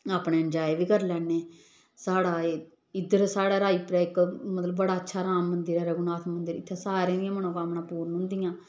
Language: Dogri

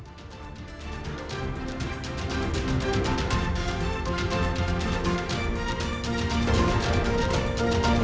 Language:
Indonesian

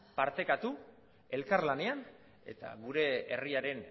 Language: Basque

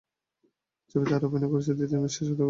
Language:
Bangla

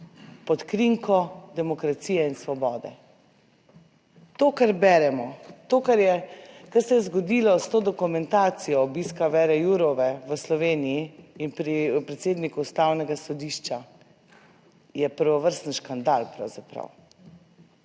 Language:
Slovenian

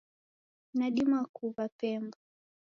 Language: Taita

